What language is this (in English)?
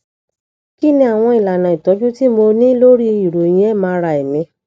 Yoruba